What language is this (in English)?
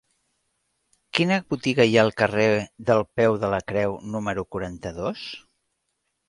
Catalan